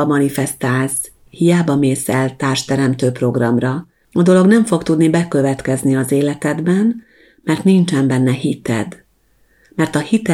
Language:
Hungarian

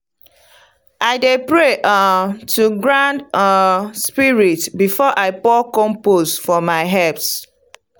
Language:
Nigerian Pidgin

